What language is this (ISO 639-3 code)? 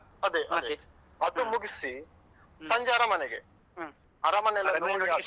kan